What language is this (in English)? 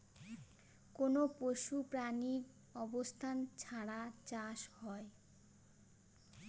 Bangla